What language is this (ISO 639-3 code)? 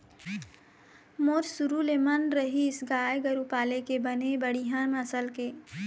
hne